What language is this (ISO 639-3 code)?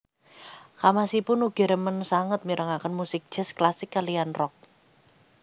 jav